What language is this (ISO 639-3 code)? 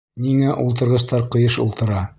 bak